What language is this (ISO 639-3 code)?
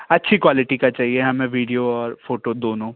hin